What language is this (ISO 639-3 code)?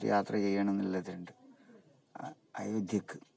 mal